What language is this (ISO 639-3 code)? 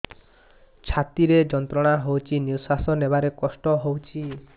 ori